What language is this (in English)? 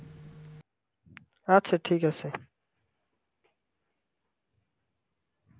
Bangla